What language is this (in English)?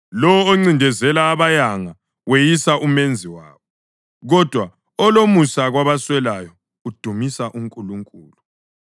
North Ndebele